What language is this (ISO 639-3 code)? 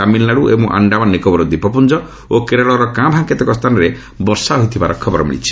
ori